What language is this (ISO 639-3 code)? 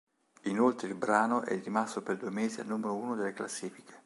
ita